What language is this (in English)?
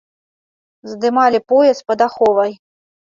Belarusian